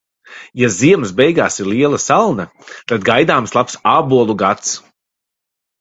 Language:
Latvian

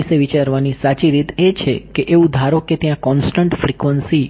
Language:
Gujarati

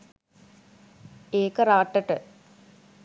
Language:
Sinhala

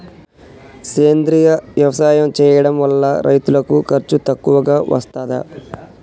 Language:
Telugu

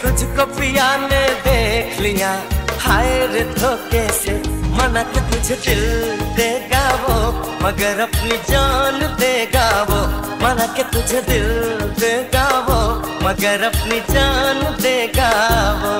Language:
Hindi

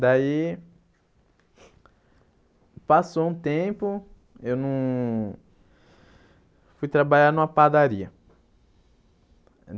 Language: Portuguese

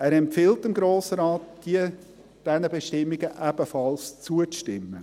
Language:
Swiss German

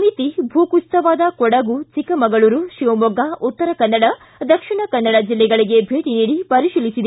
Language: Kannada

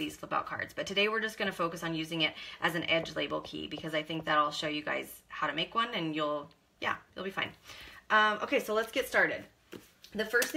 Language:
English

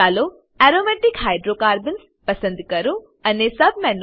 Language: Gujarati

